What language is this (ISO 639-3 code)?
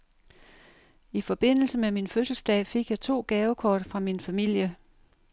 dan